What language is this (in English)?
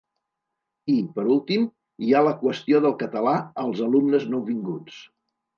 Catalan